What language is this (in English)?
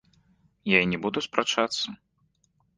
Belarusian